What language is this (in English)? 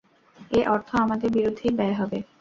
Bangla